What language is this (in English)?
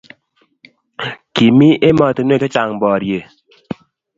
Kalenjin